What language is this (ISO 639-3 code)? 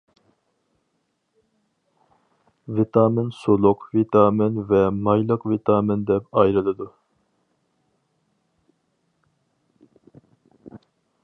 uig